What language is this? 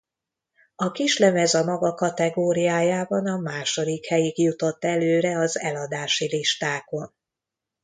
Hungarian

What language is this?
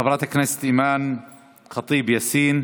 Hebrew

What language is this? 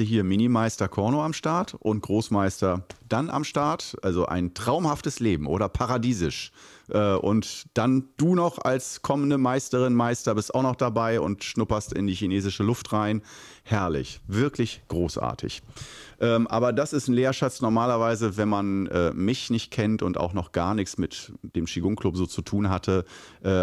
German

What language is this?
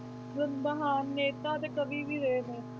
Punjabi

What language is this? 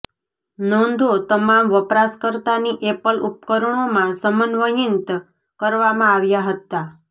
Gujarati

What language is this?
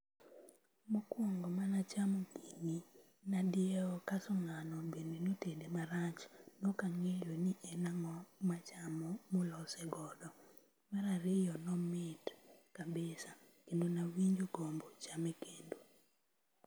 Luo (Kenya and Tanzania)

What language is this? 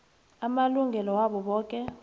South Ndebele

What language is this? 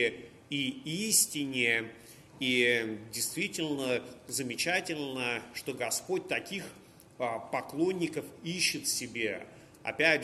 Russian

